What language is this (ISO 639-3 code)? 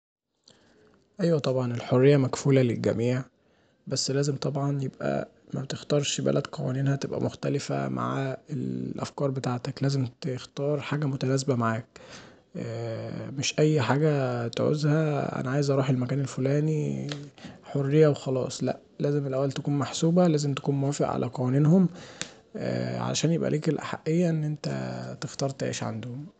arz